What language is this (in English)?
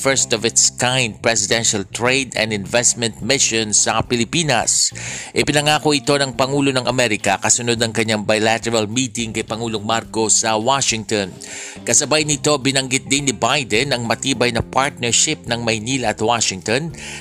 Filipino